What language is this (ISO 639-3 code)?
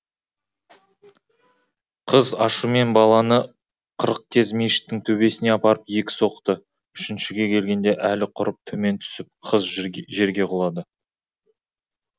kaz